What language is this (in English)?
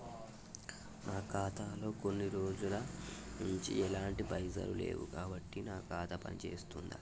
Telugu